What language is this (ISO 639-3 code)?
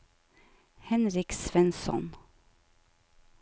nor